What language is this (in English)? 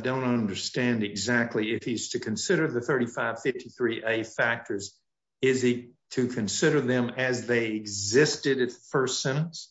English